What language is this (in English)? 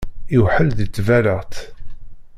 Kabyle